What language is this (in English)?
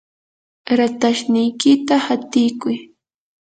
Yanahuanca Pasco Quechua